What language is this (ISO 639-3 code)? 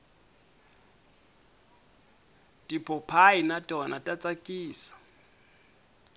tso